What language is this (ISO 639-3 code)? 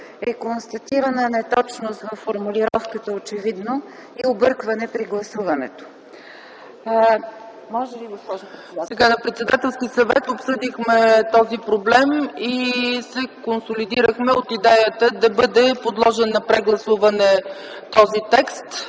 bul